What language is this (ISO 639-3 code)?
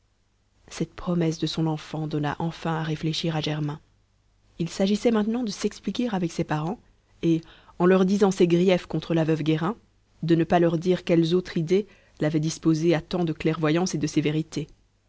fra